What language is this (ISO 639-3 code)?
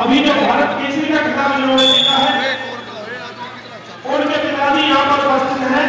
hin